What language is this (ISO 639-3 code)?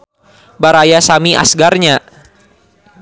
sun